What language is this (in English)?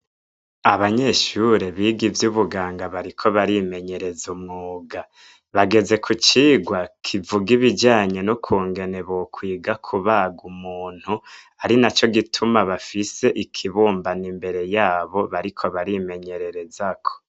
Rundi